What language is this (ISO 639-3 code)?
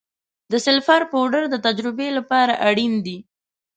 pus